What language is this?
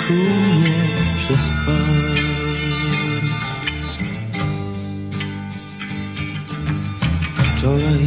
Polish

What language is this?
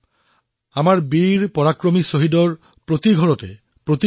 Assamese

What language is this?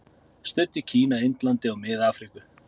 Icelandic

